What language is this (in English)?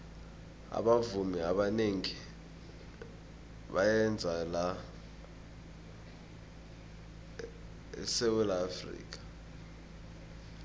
South Ndebele